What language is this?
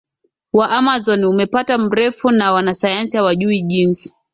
Swahili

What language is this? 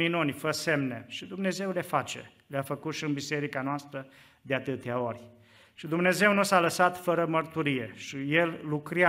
Romanian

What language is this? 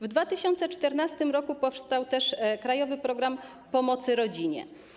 Polish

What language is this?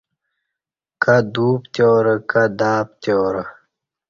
Kati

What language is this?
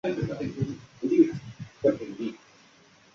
Chinese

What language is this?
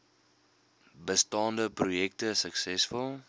Afrikaans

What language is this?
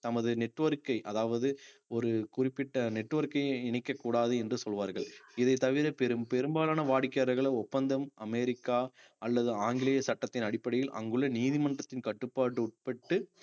Tamil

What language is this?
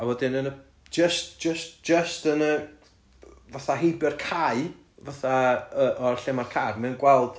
Welsh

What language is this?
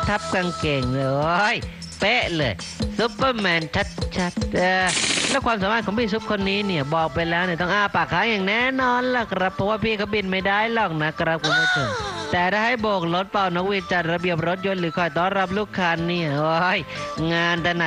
Thai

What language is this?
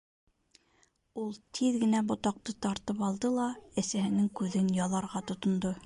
Bashkir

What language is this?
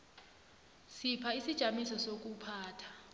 South Ndebele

